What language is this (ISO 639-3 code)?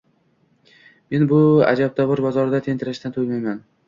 uzb